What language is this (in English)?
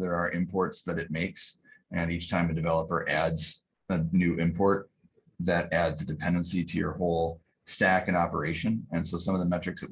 English